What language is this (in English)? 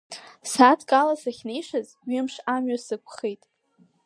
Abkhazian